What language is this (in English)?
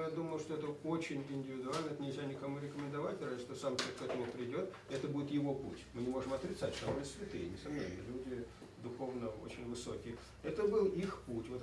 Russian